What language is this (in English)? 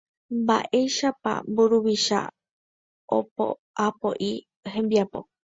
Guarani